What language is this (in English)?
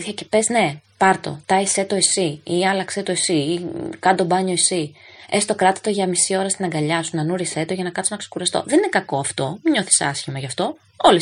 Greek